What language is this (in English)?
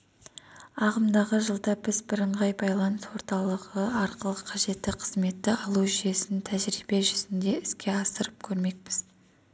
Kazakh